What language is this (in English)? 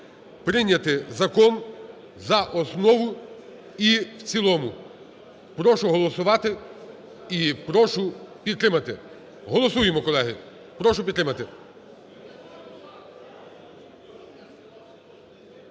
Ukrainian